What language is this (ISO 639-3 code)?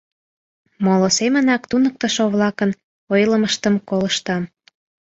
chm